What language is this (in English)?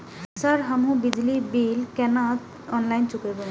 Maithili